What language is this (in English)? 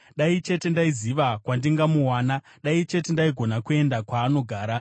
Shona